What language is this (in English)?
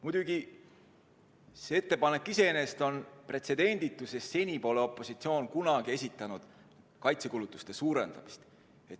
Estonian